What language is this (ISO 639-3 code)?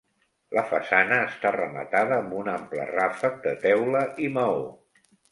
cat